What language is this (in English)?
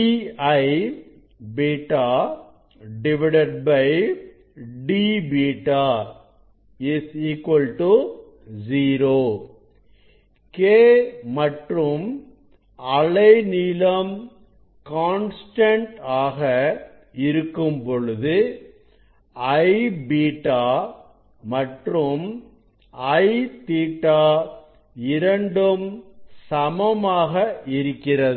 Tamil